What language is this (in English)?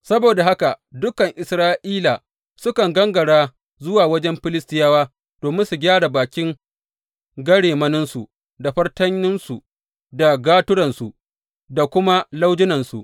Hausa